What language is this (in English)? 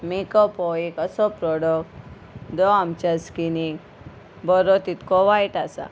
Konkani